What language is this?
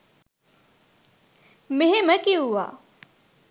Sinhala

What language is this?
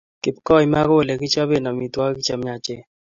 Kalenjin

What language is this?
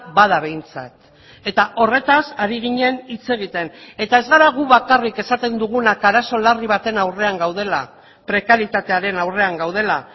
Basque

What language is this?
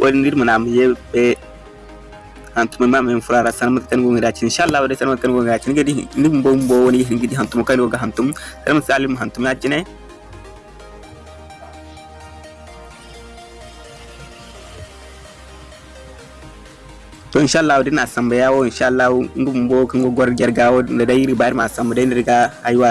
Indonesian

